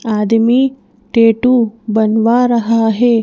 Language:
Hindi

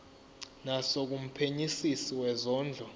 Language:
Zulu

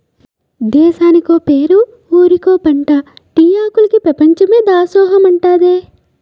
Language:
Telugu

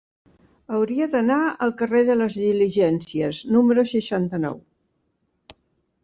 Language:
Catalan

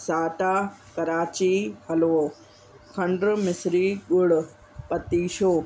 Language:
Sindhi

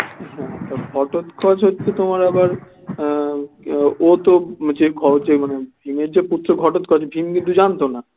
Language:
Bangla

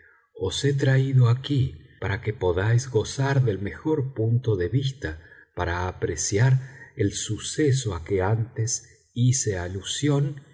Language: Spanish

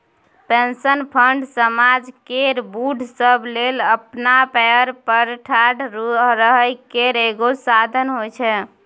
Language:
Maithili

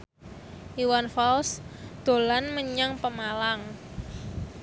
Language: Javanese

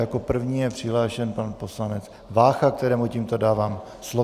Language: Czech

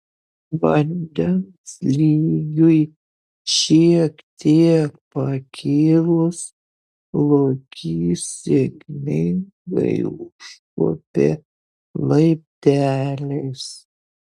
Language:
Lithuanian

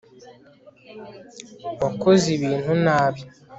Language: Kinyarwanda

